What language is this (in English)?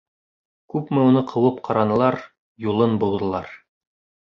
Bashkir